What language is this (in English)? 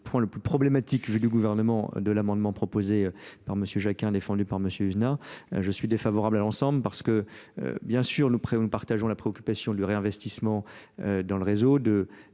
French